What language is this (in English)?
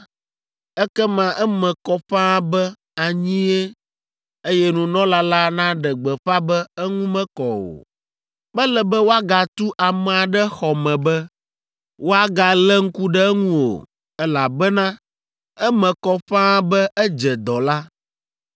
Ewe